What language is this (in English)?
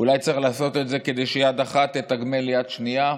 Hebrew